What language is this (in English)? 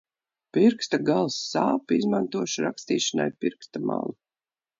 Latvian